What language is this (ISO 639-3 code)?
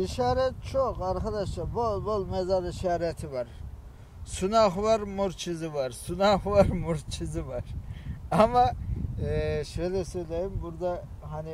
tur